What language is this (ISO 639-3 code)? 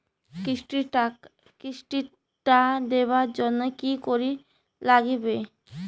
ben